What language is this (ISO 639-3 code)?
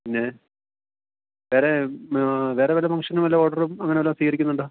mal